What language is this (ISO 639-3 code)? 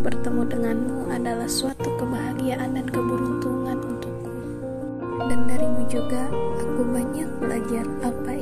ind